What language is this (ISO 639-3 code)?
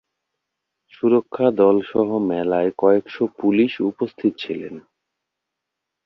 ben